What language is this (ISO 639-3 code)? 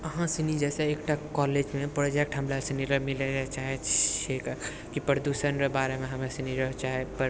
mai